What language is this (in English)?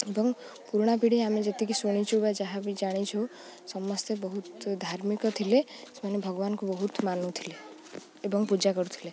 Odia